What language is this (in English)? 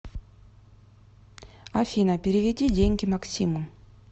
Russian